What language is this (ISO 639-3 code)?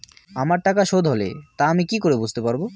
ben